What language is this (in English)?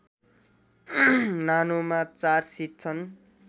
Nepali